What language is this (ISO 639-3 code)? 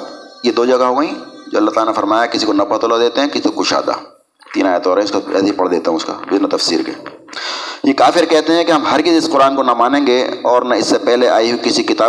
urd